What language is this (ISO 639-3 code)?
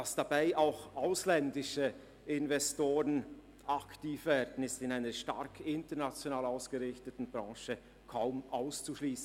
gsw